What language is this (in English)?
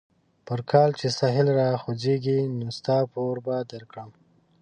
Pashto